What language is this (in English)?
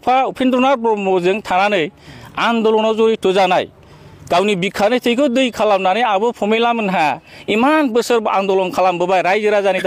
Bangla